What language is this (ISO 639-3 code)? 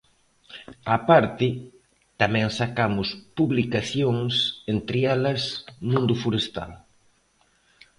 glg